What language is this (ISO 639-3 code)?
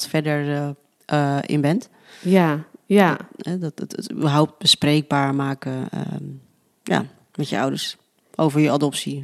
nld